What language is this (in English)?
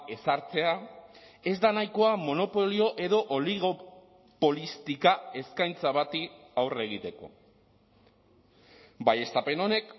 Basque